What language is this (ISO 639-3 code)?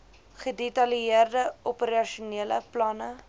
afr